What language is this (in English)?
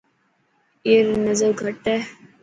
Dhatki